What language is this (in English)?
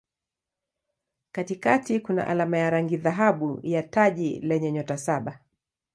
Swahili